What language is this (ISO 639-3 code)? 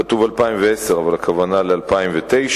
heb